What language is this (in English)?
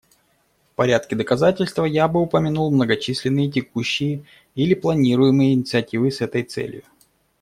Russian